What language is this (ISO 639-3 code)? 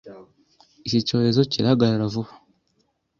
kin